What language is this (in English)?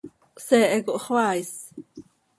Seri